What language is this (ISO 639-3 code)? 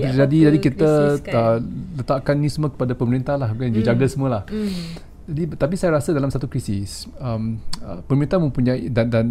msa